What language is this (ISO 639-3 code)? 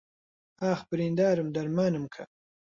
ckb